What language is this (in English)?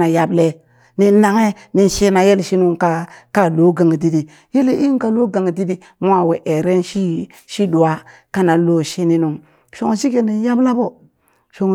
Burak